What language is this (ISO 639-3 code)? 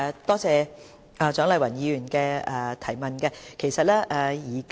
yue